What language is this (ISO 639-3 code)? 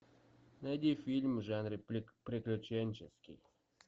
rus